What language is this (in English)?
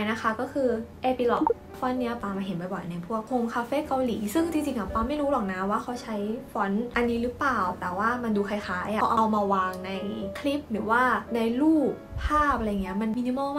Thai